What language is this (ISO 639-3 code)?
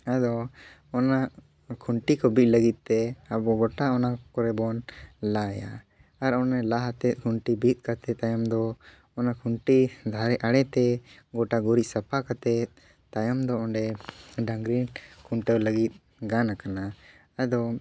sat